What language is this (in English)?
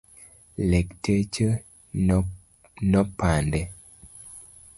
Luo (Kenya and Tanzania)